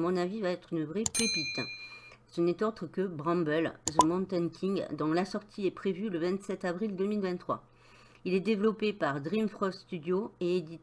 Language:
French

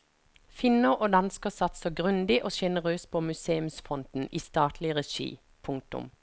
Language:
Norwegian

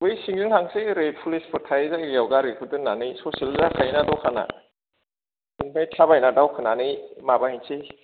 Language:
Bodo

